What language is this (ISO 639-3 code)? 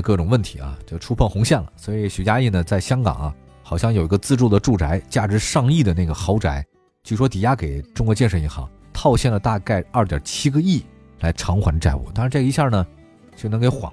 zho